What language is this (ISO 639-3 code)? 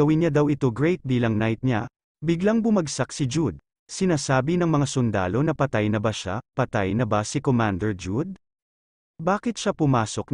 fil